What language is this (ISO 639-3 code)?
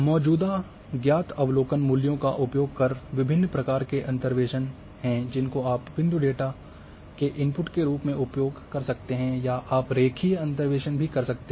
hin